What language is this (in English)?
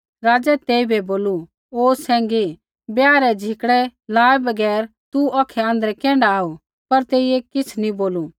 Kullu Pahari